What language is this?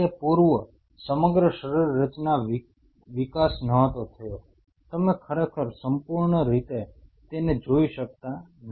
Gujarati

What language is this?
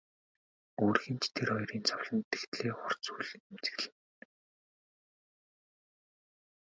Mongolian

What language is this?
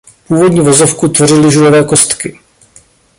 Czech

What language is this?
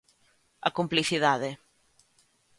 Galician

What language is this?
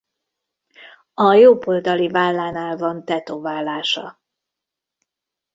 Hungarian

